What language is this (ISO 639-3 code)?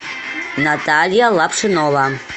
rus